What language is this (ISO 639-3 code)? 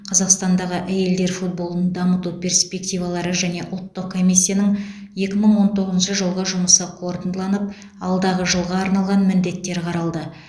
kaz